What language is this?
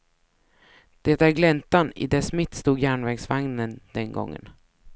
Swedish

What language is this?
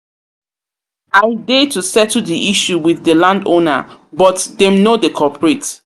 Nigerian Pidgin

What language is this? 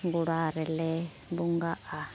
Santali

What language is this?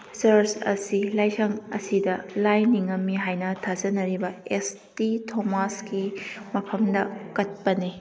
Manipuri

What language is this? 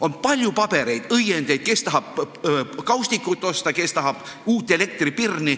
Estonian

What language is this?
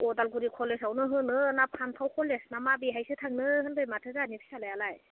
Bodo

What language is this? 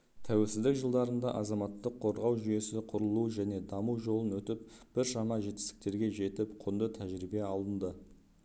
Kazakh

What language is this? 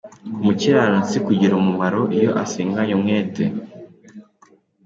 Kinyarwanda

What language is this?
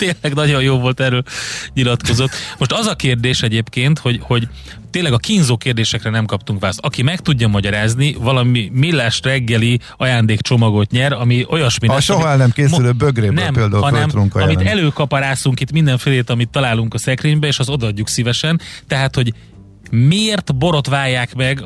Hungarian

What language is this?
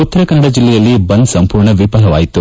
Kannada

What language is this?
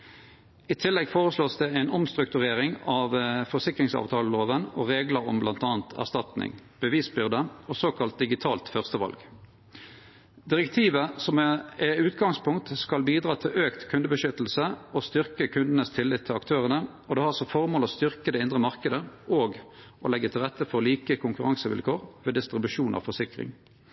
Norwegian Nynorsk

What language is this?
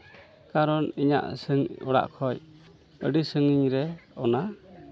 Santali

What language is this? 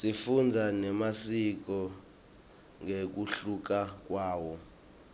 Swati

